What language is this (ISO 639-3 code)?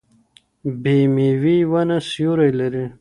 pus